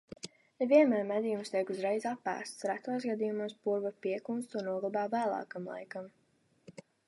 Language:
Latvian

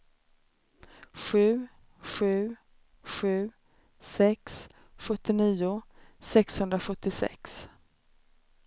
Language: Swedish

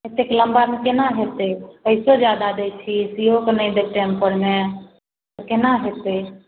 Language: Maithili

